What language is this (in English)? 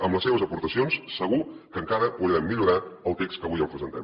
Catalan